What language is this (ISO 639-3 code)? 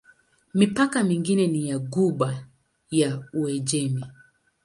swa